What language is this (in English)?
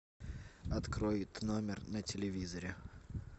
Russian